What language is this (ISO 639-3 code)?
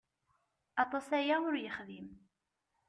kab